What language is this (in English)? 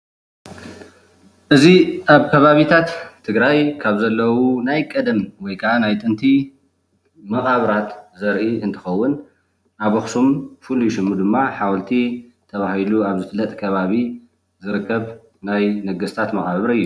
Tigrinya